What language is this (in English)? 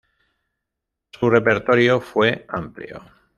Spanish